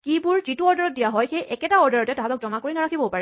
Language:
Assamese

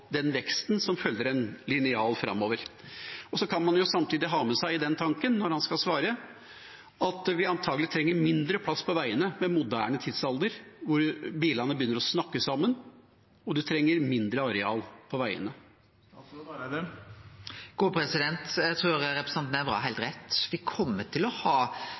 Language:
Norwegian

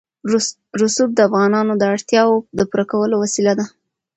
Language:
Pashto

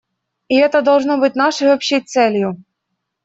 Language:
Russian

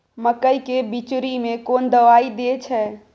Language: Maithili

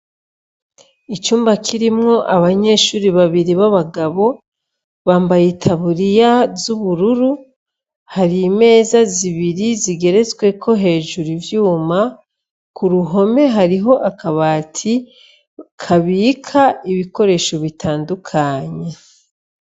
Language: Rundi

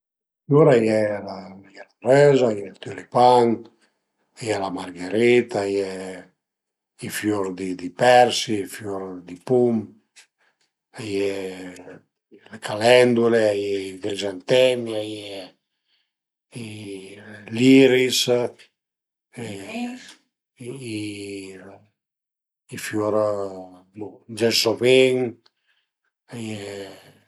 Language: Piedmontese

